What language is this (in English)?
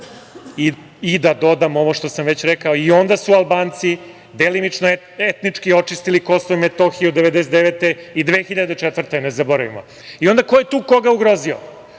Serbian